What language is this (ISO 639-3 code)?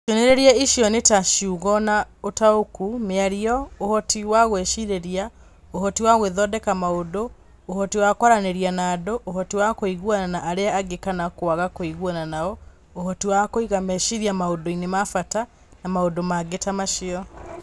kik